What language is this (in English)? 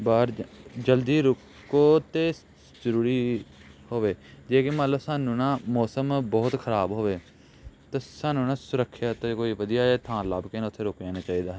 Punjabi